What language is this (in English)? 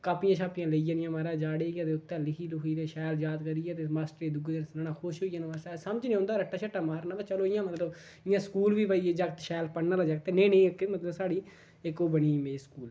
Dogri